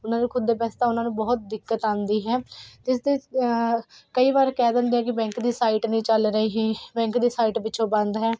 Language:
Punjabi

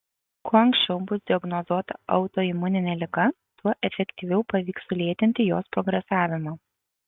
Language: Lithuanian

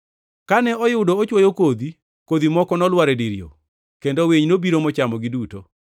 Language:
Luo (Kenya and Tanzania)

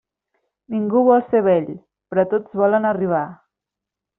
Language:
Catalan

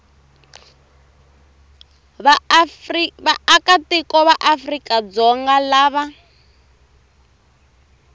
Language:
Tsonga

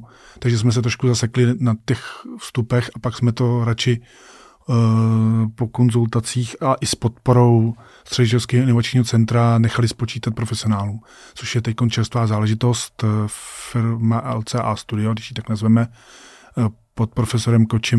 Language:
Czech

